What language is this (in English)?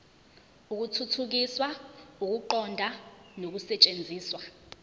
Zulu